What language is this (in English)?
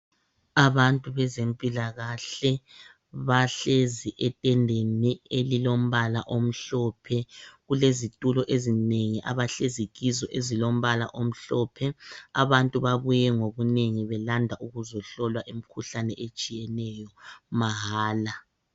North Ndebele